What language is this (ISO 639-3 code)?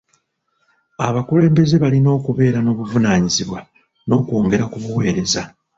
lug